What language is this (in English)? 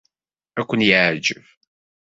Kabyle